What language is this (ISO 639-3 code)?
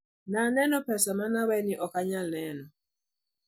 luo